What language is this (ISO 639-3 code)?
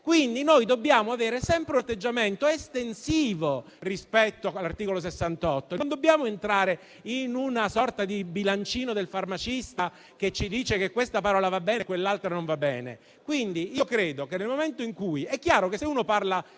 ita